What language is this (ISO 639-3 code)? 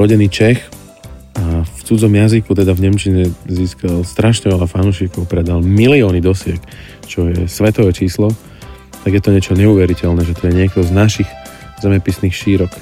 slk